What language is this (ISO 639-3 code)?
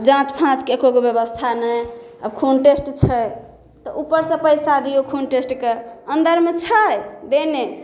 mai